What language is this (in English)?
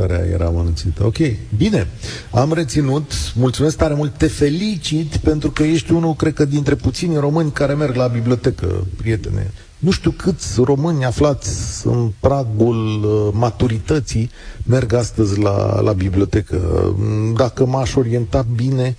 Romanian